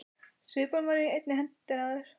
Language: Icelandic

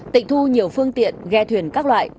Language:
Vietnamese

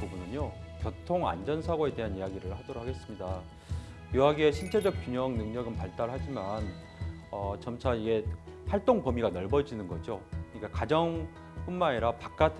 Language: Korean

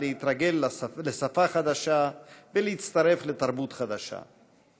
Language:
Hebrew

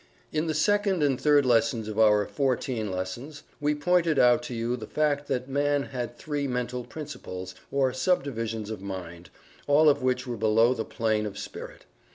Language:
English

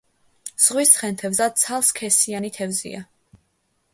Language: Georgian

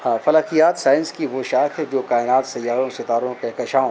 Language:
Urdu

